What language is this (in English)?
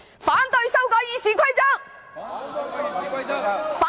Cantonese